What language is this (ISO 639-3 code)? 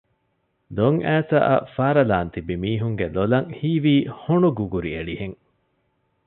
div